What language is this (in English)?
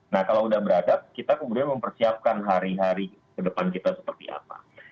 Indonesian